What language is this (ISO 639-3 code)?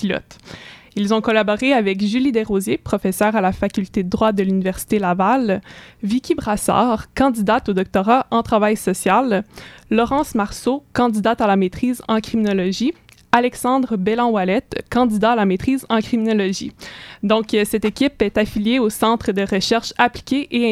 fra